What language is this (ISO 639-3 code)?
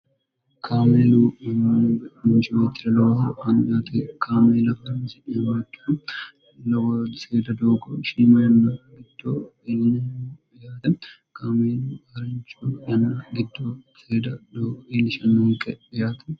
sid